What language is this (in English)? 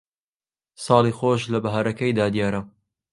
Central Kurdish